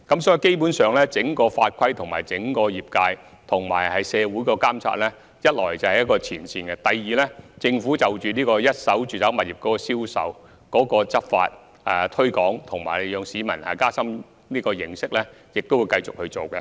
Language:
Cantonese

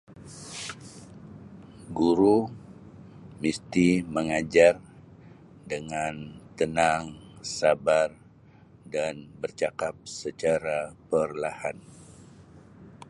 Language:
Sabah Malay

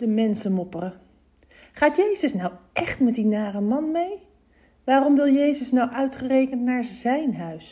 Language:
Dutch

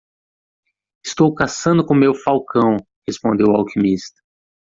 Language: Portuguese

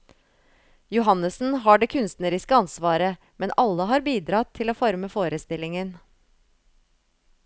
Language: Norwegian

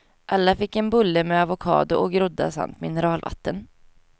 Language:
Swedish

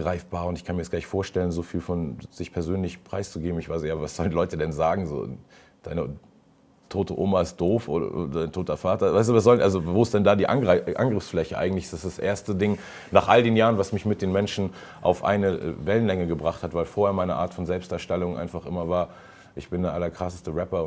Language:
German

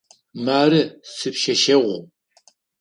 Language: Adyghe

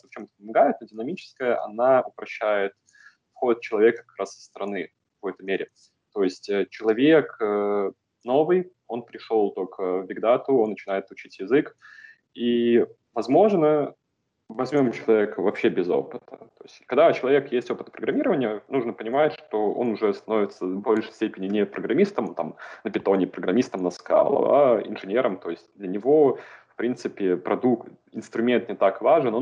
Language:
Russian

